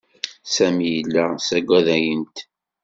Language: Kabyle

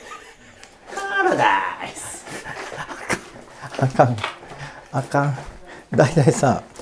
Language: Japanese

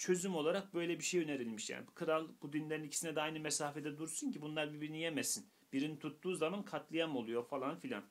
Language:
Turkish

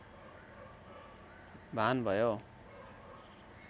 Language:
Nepali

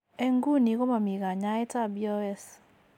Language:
Kalenjin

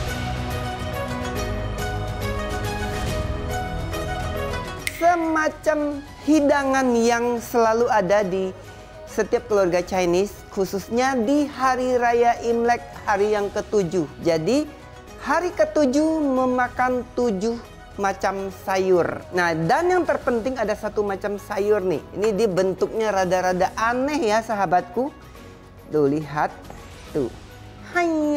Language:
Indonesian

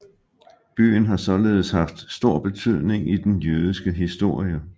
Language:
Danish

